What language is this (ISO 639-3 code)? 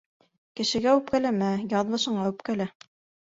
bak